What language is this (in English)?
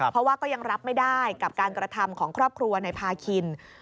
Thai